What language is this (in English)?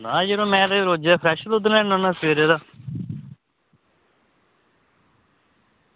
Dogri